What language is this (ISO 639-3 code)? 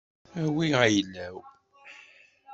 kab